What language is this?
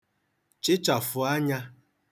Igbo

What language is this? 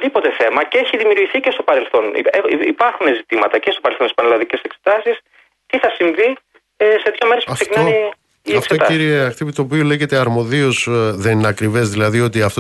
Greek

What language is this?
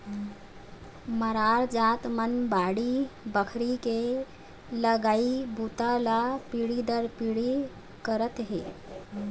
Chhattisgarhi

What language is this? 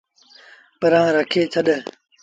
Sindhi Bhil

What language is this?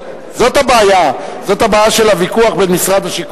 Hebrew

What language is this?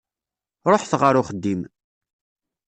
Kabyle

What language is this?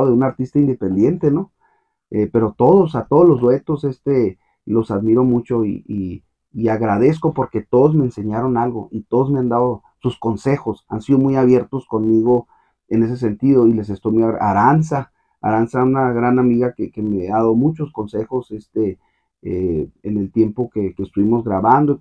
Spanish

